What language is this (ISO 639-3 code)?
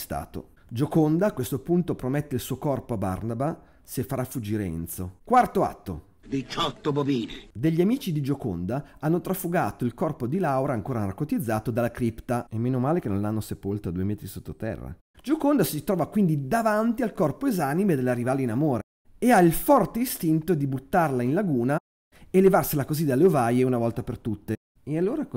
ita